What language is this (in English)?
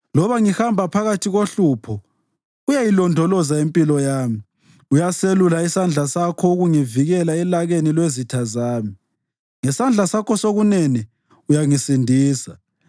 North Ndebele